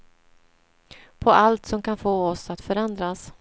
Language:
Swedish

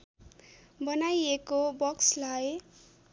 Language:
Nepali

